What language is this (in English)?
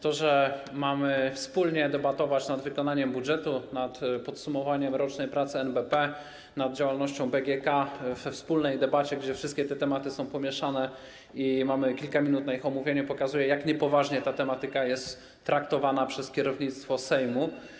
Polish